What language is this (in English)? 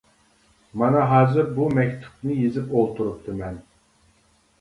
Uyghur